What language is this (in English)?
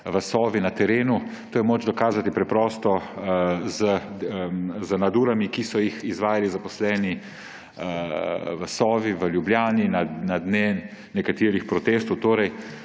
Slovenian